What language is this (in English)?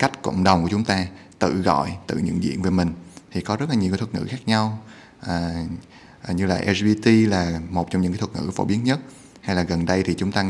Vietnamese